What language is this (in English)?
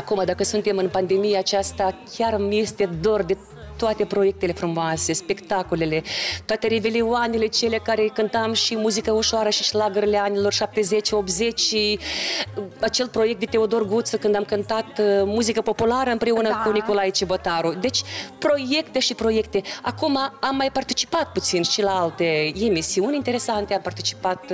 Romanian